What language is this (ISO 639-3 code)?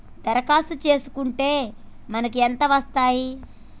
tel